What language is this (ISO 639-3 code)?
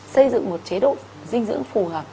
vie